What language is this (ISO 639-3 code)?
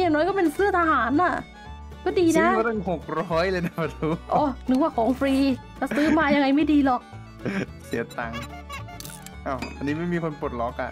tha